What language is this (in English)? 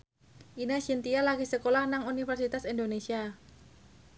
Javanese